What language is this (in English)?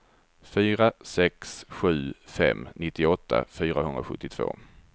Swedish